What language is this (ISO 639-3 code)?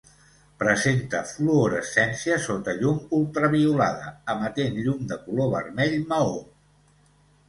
cat